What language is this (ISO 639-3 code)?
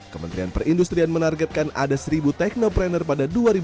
ind